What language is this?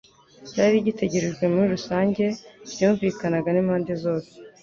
Kinyarwanda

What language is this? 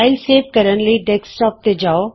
Punjabi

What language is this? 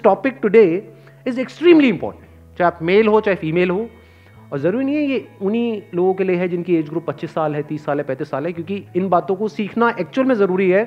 Hindi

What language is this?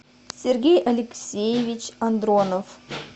Russian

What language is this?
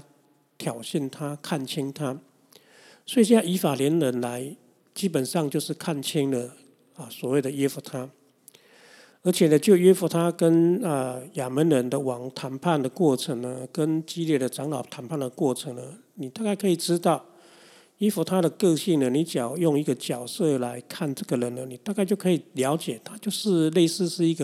Chinese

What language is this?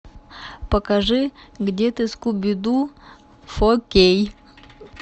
Russian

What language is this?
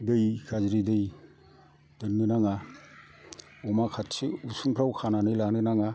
Bodo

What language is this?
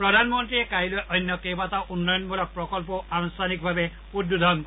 Assamese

